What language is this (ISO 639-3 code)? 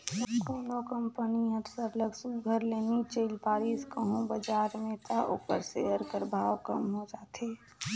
hne